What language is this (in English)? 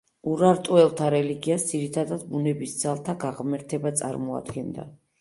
Georgian